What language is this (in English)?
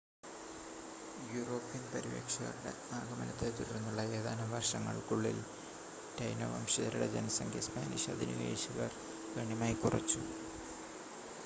Malayalam